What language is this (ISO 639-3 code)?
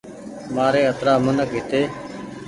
gig